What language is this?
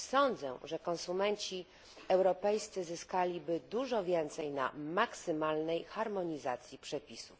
Polish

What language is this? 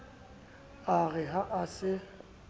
Southern Sotho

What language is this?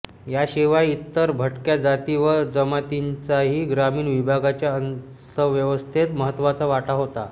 Marathi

